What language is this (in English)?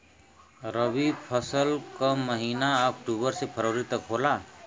Bhojpuri